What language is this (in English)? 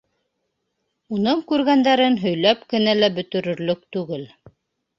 Bashkir